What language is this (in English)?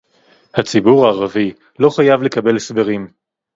Hebrew